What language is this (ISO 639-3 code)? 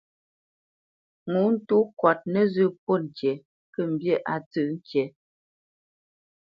bce